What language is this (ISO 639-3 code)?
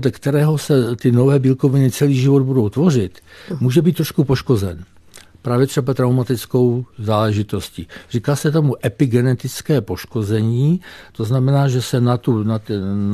ces